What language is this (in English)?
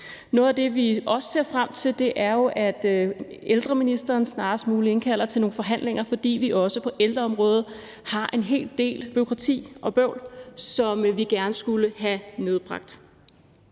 Danish